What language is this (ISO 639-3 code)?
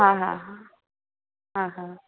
snd